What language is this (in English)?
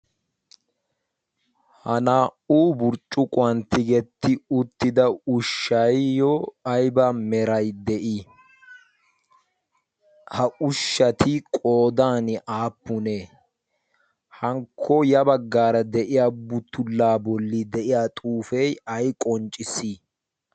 Wolaytta